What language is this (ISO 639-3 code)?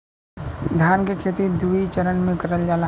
bho